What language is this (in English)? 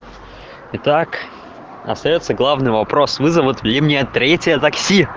Russian